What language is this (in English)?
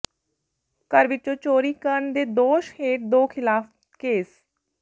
Punjabi